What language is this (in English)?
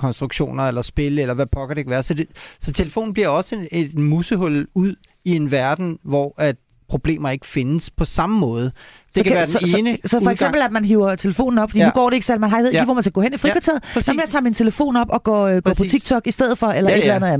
Danish